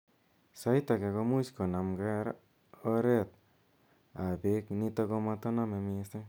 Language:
Kalenjin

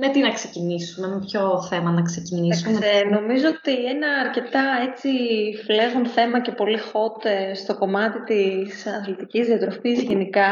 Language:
Greek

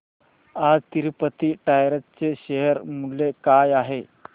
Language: Marathi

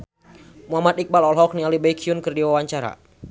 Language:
Sundanese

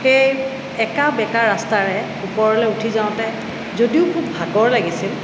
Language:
Assamese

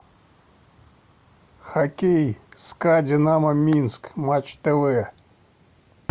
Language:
Russian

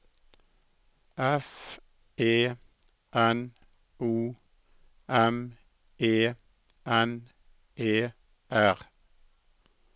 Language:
Norwegian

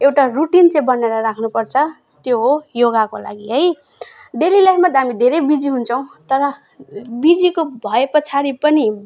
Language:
Nepali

